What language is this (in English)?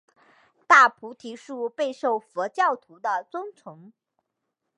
Chinese